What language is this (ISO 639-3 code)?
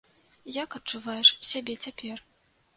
bel